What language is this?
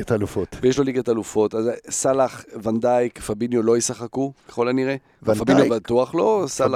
Hebrew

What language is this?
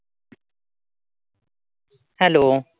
Marathi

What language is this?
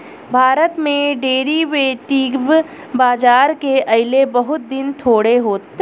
Bhojpuri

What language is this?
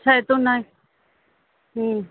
Sindhi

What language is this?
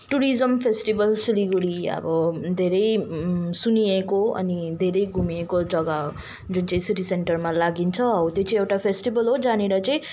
Nepali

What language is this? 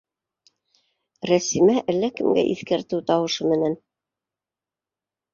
Bashkir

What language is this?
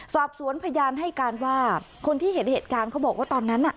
Thai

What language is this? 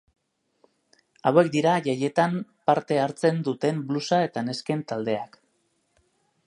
Basque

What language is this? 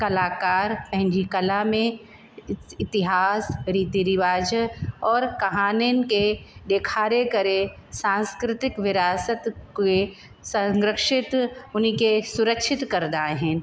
Sindhi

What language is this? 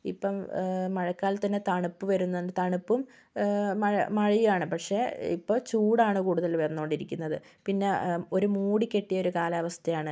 Malayalam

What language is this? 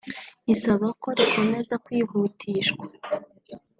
Kinyarwanda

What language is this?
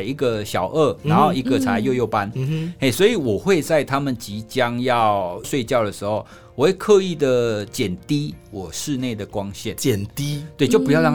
Chinese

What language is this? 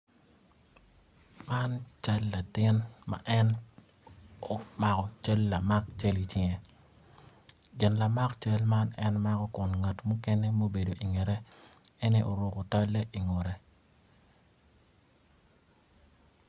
Acoli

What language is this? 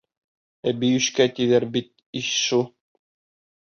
Bashkir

